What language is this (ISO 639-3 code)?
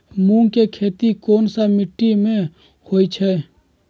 mag